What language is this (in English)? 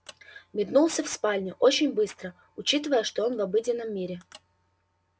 Russian